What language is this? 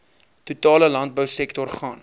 Afrikaans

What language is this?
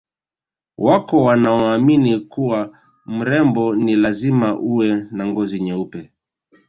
Swahili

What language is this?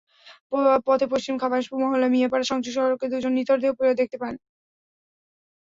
Bangla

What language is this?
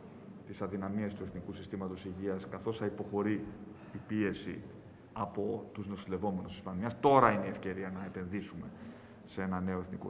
Greek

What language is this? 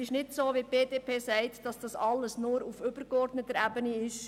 Swiss German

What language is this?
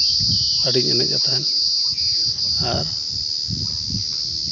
Santali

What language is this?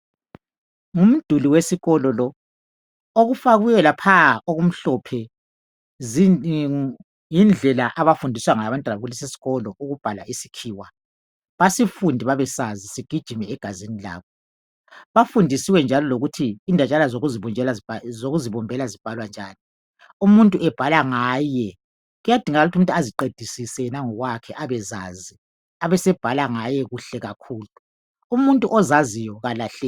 North Ndebele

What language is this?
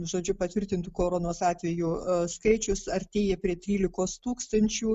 Lithuanian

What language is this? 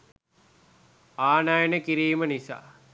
Sinhala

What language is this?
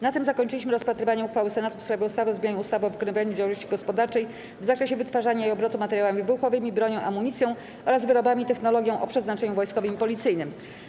Polish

